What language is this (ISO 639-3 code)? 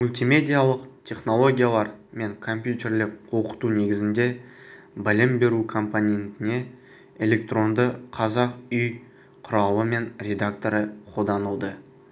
kaz